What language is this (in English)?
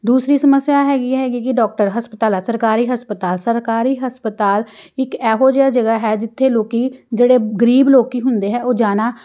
Punjabi